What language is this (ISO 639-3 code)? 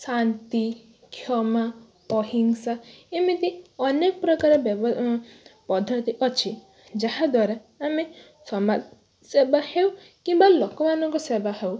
ori